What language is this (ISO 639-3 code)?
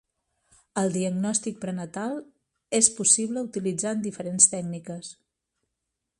cat